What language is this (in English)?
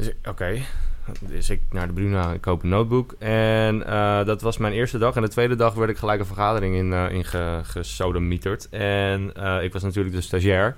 Dutch